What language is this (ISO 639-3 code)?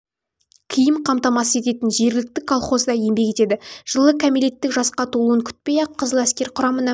kaz